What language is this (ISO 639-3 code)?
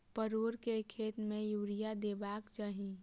mai